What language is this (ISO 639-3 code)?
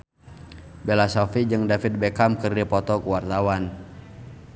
sun